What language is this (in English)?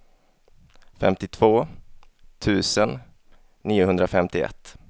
Swedish